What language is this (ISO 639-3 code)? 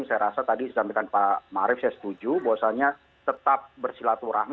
ind